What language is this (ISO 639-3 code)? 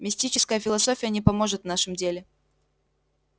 rus